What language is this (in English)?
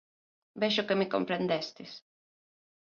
Galician